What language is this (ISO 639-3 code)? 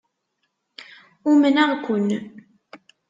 kab